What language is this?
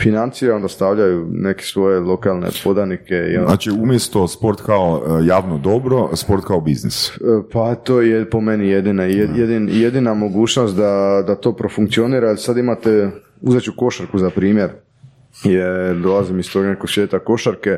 Croatian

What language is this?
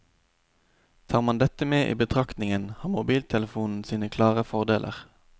Norwegian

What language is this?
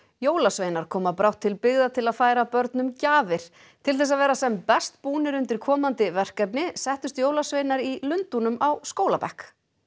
Icelandic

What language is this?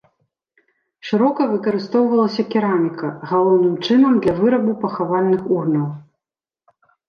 Belarusian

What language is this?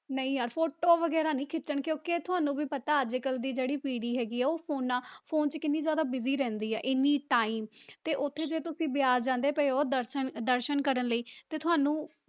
Punjabi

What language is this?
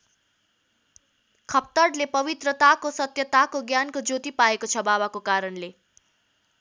Nepali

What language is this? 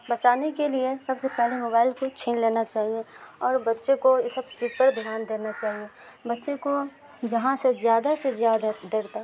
Urdu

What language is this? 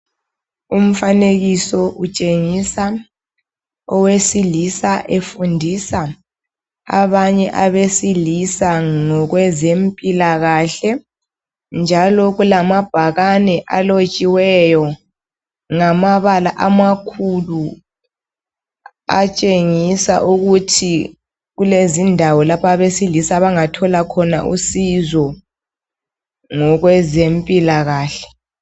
North Ndebele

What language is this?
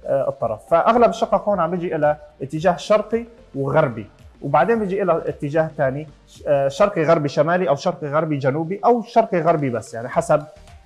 Arabic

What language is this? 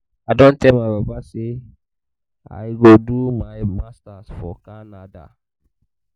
Nigerian Pidgin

